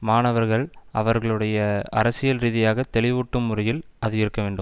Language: Tamil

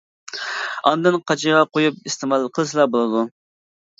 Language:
Uyghur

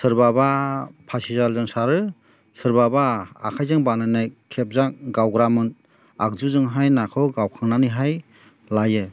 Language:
Bodo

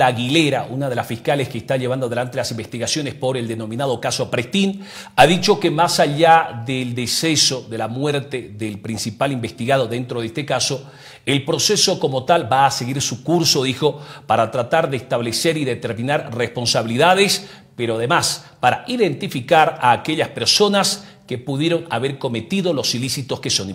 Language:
Spanish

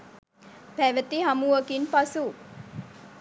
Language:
Sinhala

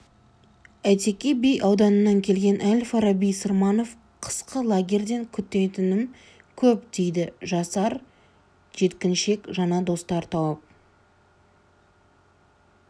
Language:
Kazakh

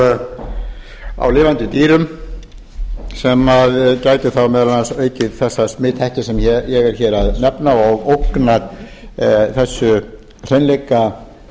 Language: Icelandic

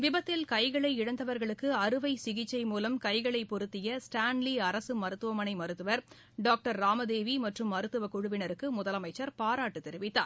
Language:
Tamil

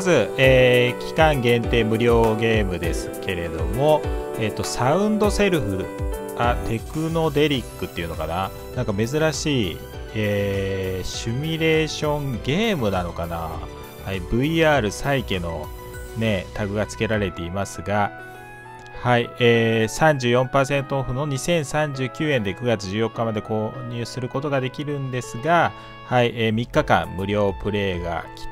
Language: Japanese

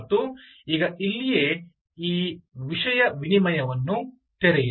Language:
Kannada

